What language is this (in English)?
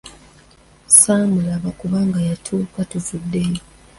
Ganda